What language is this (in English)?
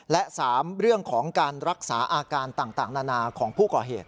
Thai